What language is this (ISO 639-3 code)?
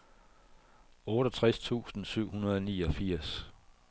dan